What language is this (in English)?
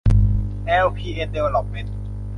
Thai